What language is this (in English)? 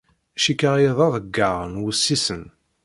Kabyle